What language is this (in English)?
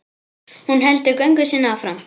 Icelandic